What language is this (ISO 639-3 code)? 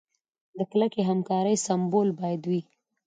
pus